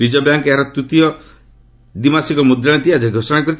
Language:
Odia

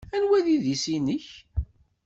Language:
Kabyle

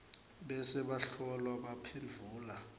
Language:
Swati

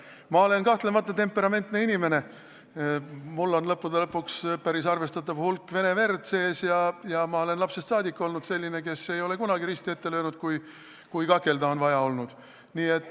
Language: Estonian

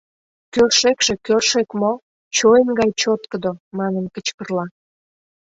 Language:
Mari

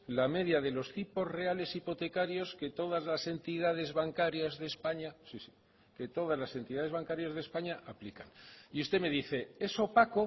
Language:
Spanish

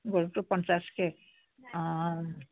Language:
Assamese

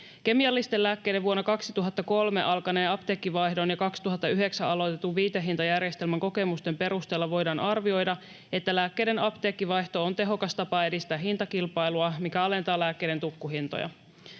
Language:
Finnish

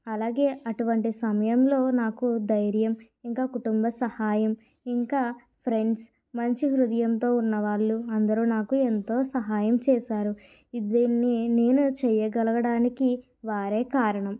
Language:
Telugu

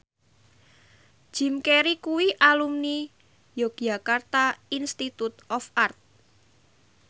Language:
Javanese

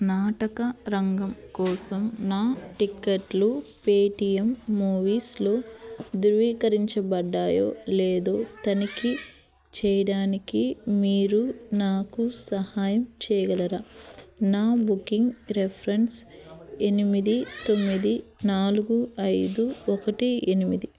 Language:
Telugu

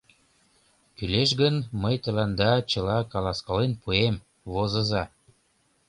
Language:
Mari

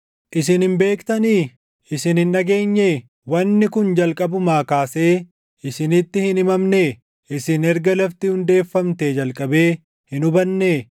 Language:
Oromo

